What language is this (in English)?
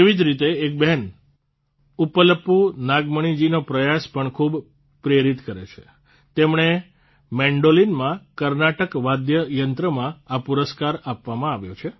Gujarati